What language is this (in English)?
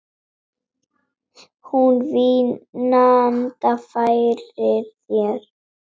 Icelandic